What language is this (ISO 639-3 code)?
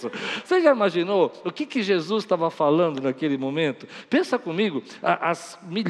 por